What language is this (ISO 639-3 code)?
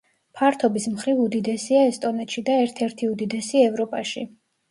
kat